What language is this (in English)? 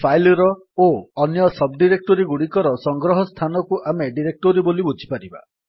Odia